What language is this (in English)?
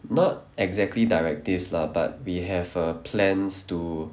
English